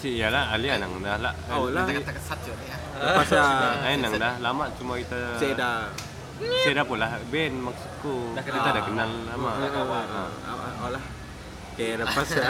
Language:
Malay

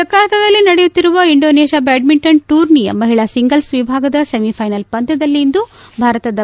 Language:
Kannada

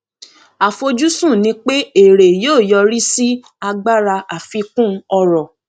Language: Yoruba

